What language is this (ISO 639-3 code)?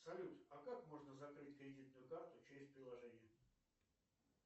rus